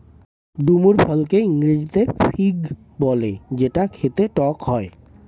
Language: Bangla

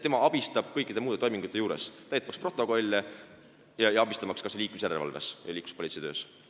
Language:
Estonian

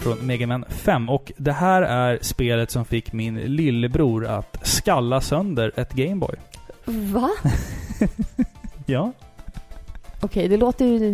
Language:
Swedish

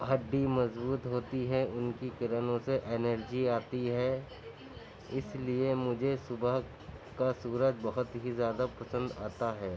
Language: Urdu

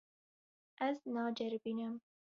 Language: Kurdish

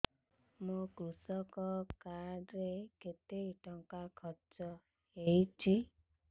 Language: Odia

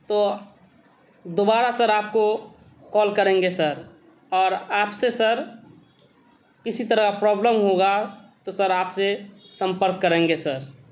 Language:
Urdu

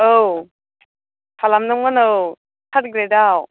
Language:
Bodo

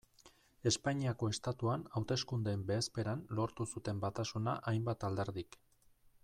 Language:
Basque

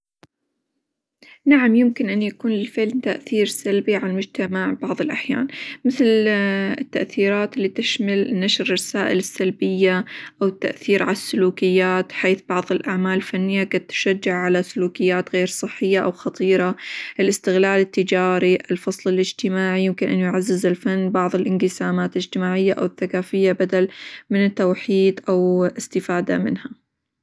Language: Hijazi Arabic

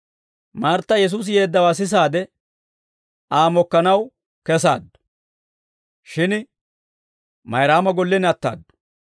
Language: Dawro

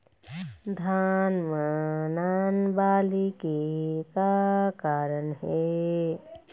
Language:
Chhattisgarhi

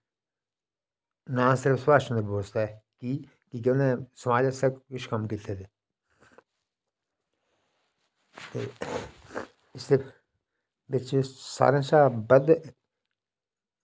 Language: Dogri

